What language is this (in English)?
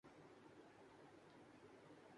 Urdu